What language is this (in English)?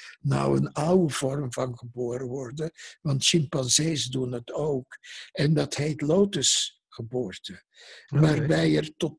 Dutch